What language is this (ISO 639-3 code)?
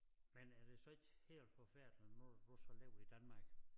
dan